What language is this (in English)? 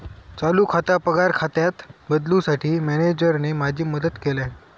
Marathi